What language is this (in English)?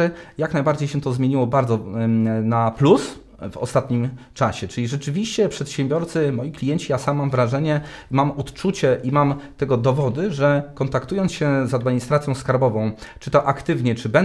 Polish